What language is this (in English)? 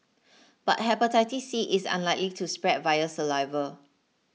English